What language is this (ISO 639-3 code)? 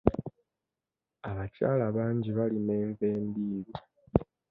lug